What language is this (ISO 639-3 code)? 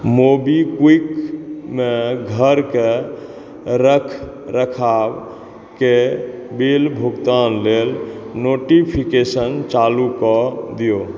mai